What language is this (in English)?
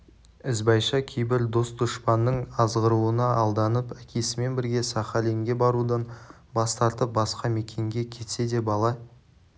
Kazakh